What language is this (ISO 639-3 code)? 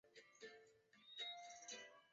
zho